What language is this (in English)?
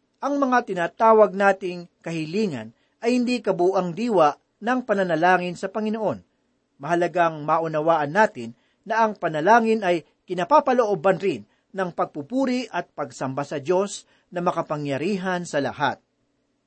Filipino